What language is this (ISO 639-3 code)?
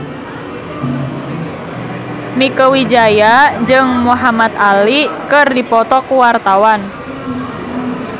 sun